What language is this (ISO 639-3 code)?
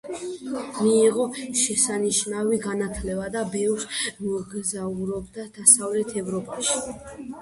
kat